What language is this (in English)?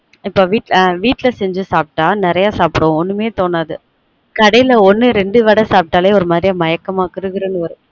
Tamil